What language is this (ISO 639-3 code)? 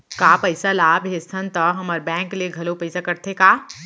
hne